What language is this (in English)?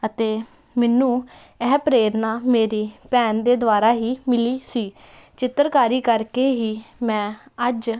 Punjabi